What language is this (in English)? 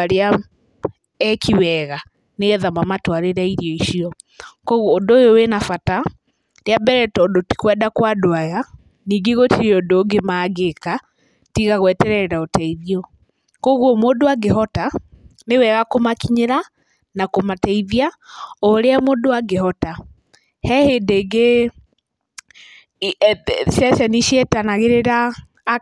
Kikuyu